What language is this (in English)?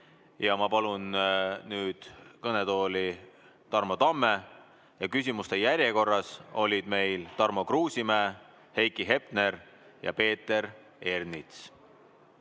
Estonian